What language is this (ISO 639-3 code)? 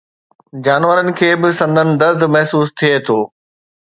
snd